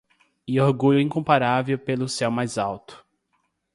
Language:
Portuguese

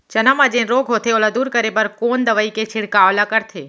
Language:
Chhattisgarhi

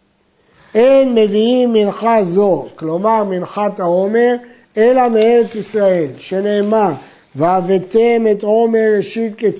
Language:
Hebrew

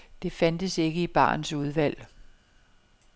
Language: Danish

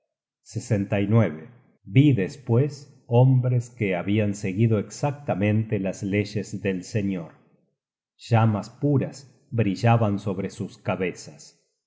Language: Spanish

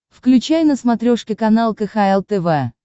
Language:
Russian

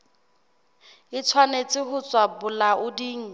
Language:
Southern Sotho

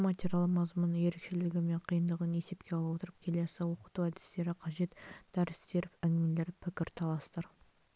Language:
Kazakh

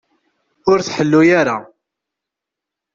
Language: Kabyle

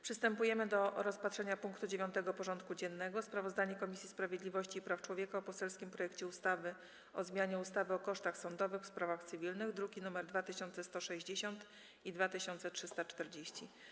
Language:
Polish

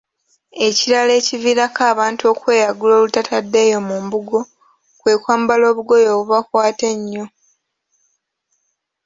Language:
Ganda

